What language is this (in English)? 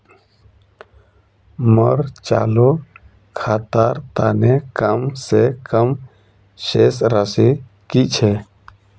Magahi